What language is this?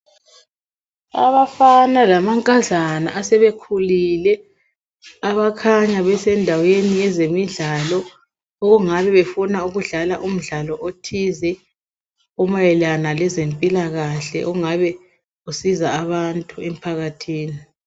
North Ndebele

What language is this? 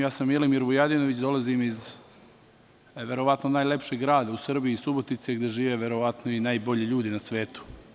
Serbian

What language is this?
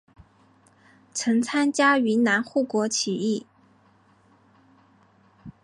Chinese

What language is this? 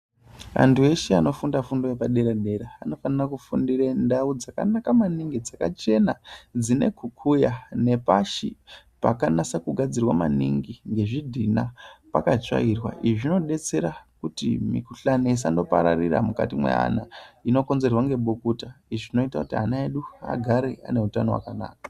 Ndau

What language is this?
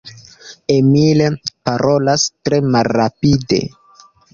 Esperanto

